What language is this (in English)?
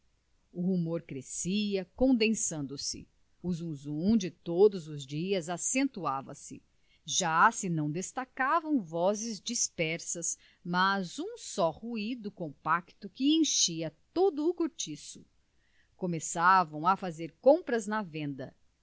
Portuguese